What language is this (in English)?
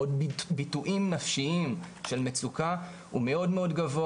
Hebrew